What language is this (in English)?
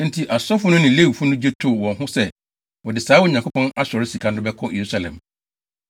Akan